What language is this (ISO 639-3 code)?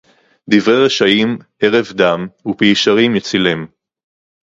heb